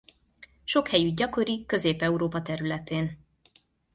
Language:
Hungarian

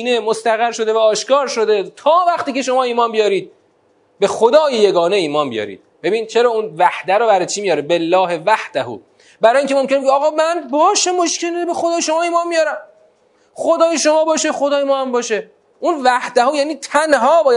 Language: Persian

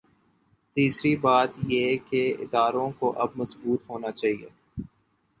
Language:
Urdu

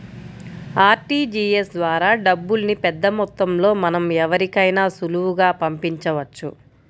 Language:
Telugu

